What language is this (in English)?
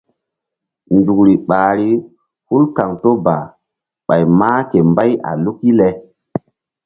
Mbum